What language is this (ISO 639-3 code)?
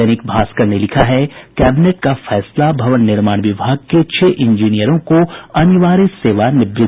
hin